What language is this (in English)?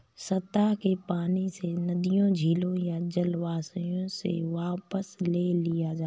Hindi